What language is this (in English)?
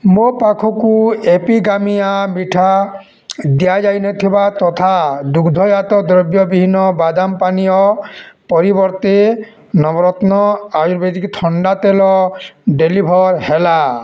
Odia